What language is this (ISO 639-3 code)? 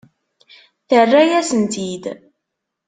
kab